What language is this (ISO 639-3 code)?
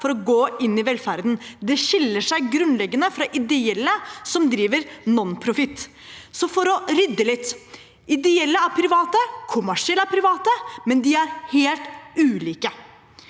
nor